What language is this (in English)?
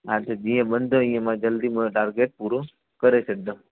Sindhi